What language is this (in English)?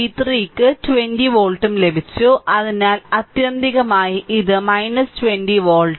Malayalam